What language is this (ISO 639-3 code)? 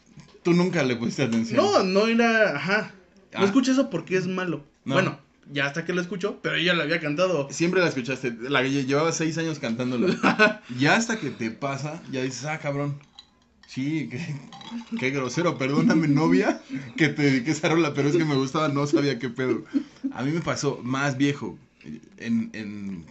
spa